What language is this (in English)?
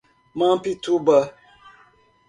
Portuguese